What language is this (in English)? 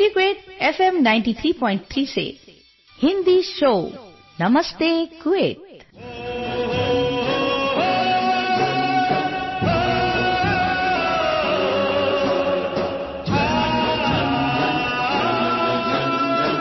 Assamese